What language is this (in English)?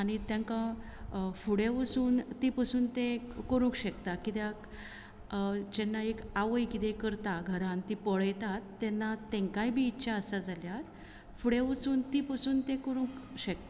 Konkani